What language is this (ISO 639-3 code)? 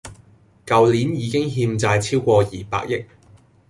yue